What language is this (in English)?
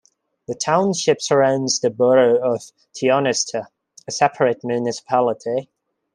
English